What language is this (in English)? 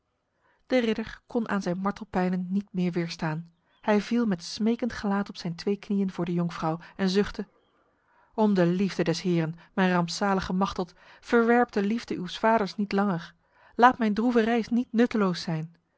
Dutch